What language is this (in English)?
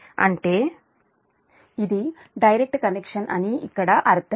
Telugu